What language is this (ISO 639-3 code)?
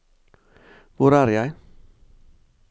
nor